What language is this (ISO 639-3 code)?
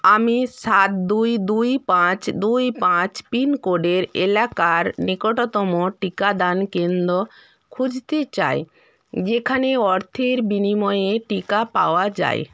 ben